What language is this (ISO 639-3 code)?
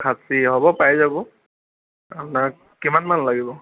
asm